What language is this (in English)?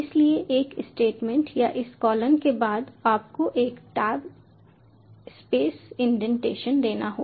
Hindi